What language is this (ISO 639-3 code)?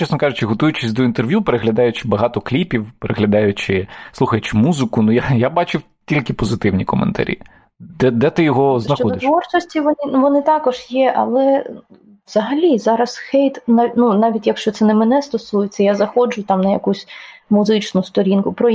ukr